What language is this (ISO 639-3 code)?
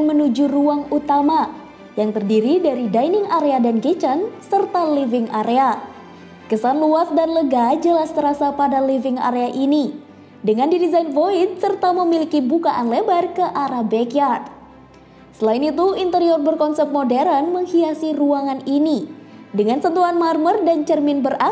ind